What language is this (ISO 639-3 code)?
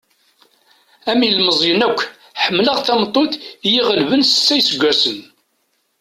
kab